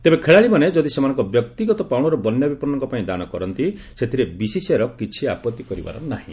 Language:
Odia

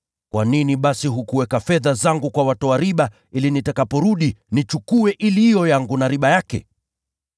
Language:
Swahili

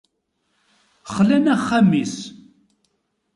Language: Kabyle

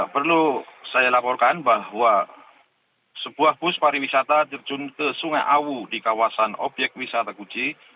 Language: Indonesian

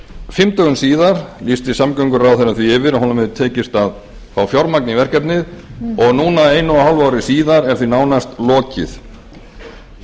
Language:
Icelandic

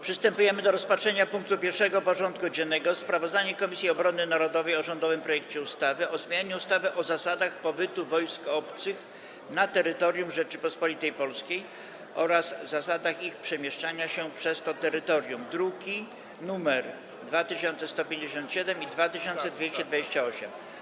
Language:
Polish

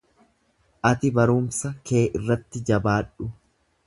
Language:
Oromo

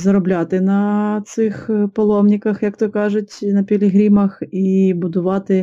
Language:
Ukrainian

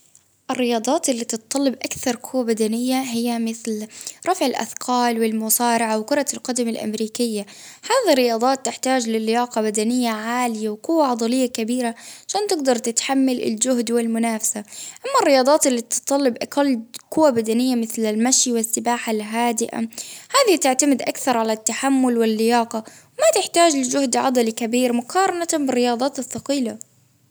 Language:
Baharna Arabic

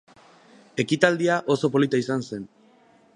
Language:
Basque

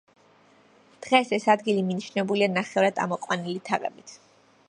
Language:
Georgian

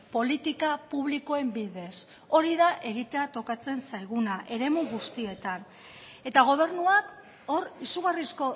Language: Basque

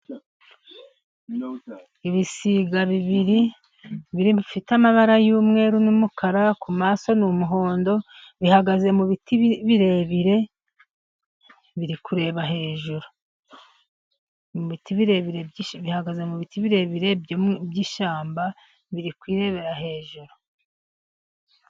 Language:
Kinyarwanda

